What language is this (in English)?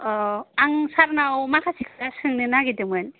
Bodo